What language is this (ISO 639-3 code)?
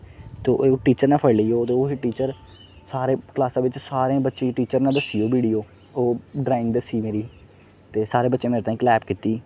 doi